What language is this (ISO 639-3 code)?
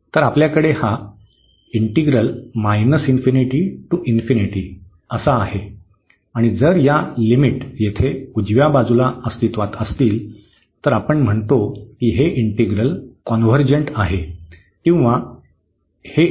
mar